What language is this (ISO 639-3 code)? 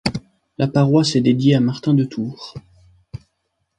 fra